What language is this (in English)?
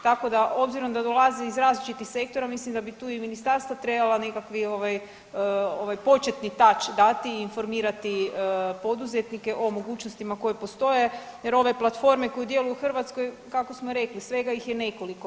Croatian